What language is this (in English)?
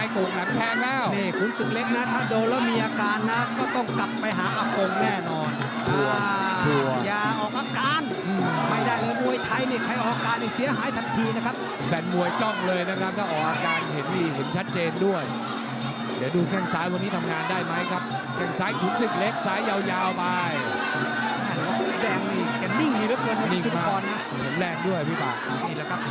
Thai